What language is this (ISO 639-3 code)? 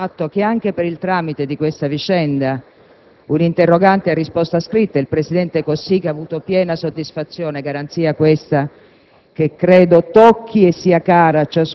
ita